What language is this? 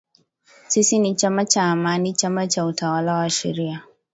Swahili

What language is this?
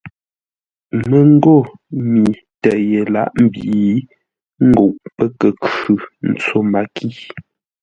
Ngombale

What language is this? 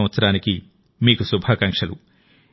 Telugu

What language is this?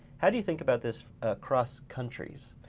English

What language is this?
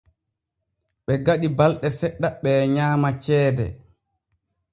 Borgu Fulfulde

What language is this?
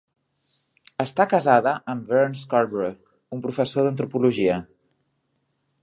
Catalan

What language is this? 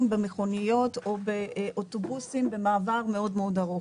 Hebrew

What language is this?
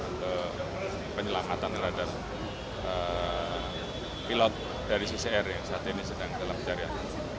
Indonesian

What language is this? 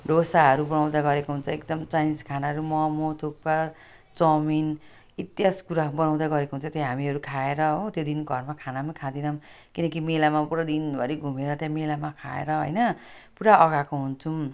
Nepali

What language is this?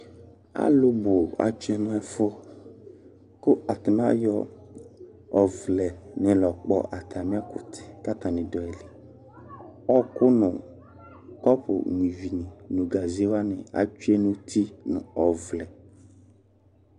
Ikposo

